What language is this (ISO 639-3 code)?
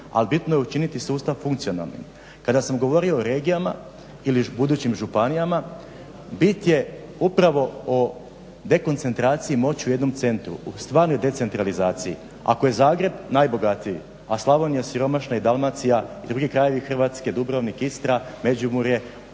hrv